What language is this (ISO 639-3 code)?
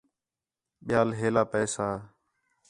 xhe